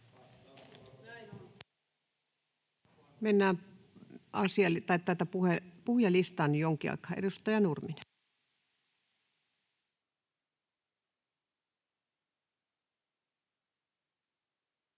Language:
Finnish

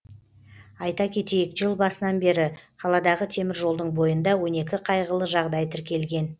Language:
Kazakh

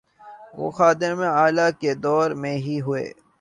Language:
Urdu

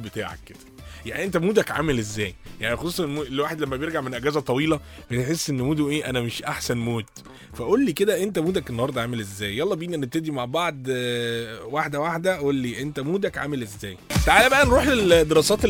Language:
Arabic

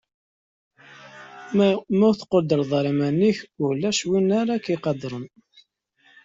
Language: Kabyle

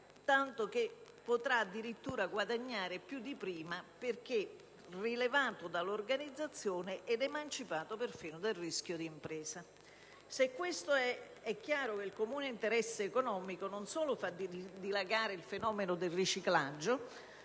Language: Italian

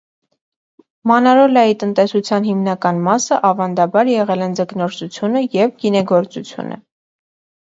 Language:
Armenian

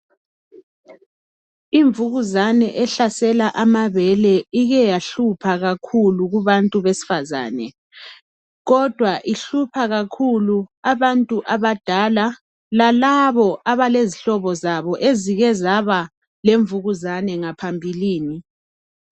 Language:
North Ndebele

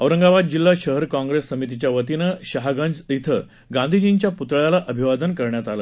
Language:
Marathi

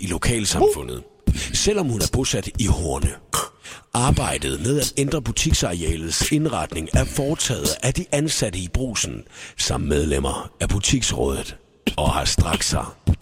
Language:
Danish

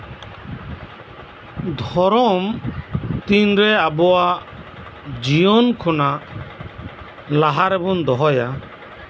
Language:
Santali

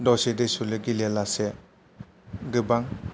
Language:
Bodo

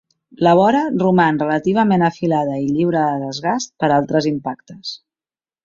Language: Catalan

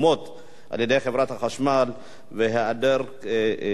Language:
Hebrew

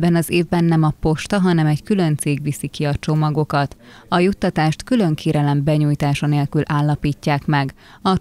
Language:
Hungarian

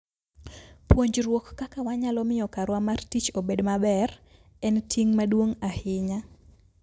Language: Luo (Kenya and Tanzania)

